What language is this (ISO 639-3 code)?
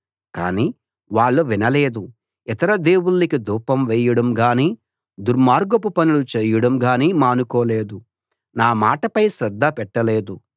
tel